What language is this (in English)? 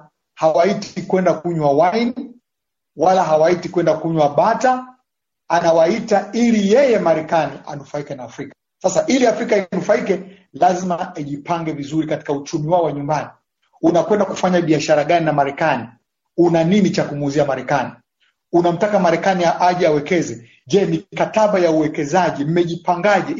Swahili